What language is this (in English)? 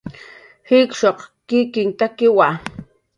Jaqaru